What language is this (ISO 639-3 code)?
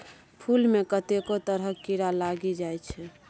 mai